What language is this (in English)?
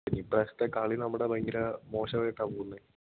Malayalam